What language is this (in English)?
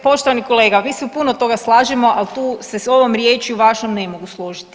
Croatian